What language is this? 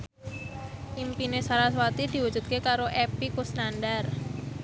Javanese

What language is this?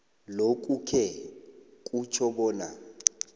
South Ndebele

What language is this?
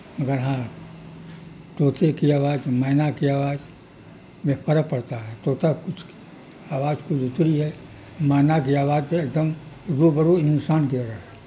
Urdu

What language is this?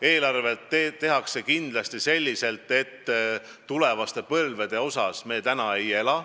Estonian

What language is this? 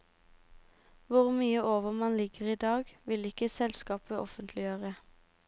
Norwegian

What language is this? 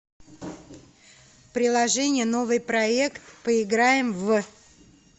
Russian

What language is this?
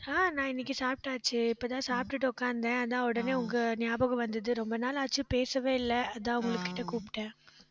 Tamil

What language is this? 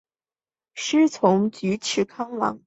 Chinese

